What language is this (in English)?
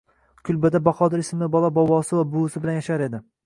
Uzbek